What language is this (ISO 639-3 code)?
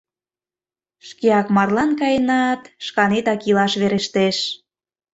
chm